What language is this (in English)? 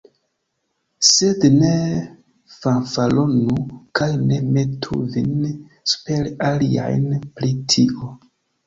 Esperanto